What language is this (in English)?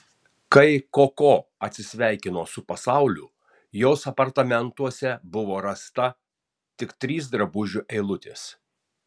Lithuanian